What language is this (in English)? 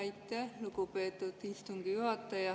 Estonian